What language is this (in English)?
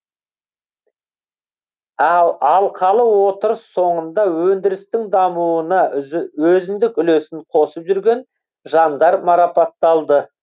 Kazakh